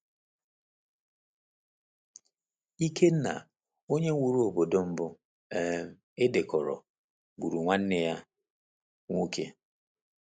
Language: Igbo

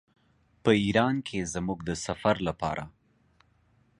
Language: Pashto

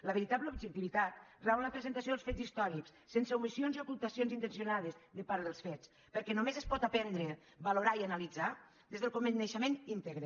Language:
Catalan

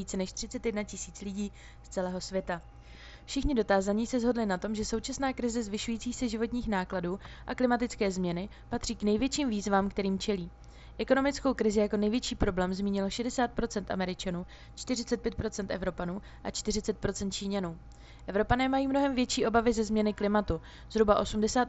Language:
Czech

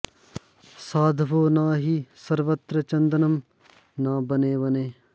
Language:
Sanskrit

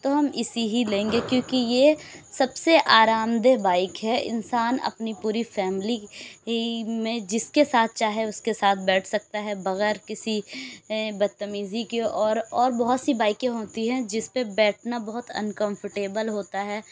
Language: Urdu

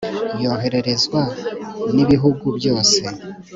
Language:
Kinyarwanda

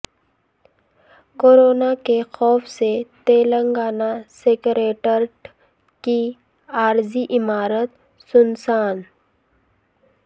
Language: Urdu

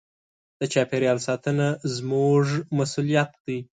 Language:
Pashto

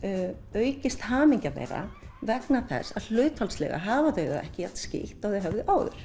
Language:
Icelandic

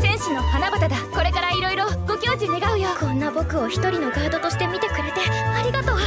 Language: Japanese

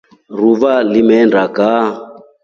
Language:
Rombo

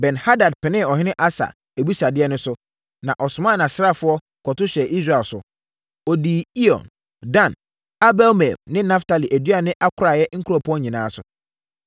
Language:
Akan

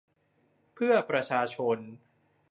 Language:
Thai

